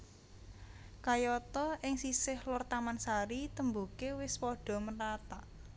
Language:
Javanese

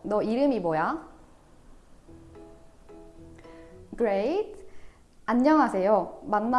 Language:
English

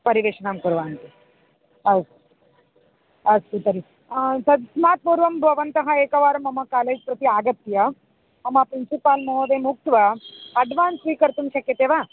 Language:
Sanskrit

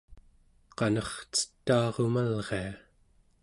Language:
Central Yupik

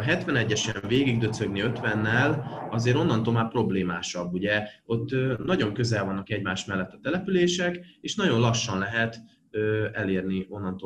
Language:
Hungarian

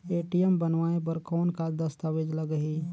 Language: Chhattisgarhi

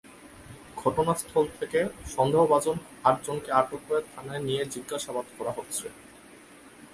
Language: Bangla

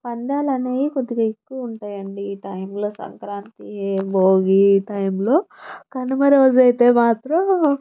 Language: Telugu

